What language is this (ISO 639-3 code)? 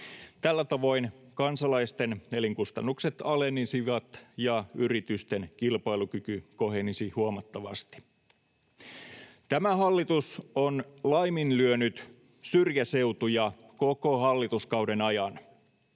fin